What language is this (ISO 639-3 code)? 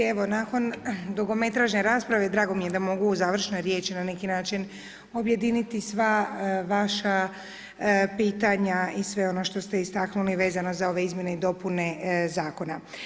hrv